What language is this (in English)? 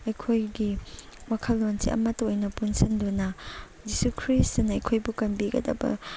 Manipuri